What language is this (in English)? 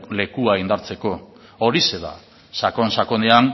Basque